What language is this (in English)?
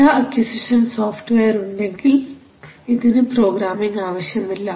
Malayalam